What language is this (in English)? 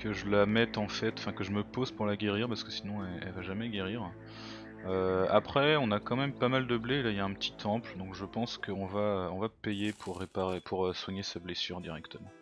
French